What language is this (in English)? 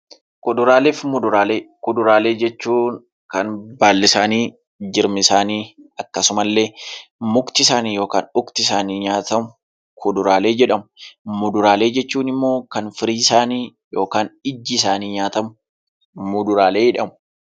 Oromo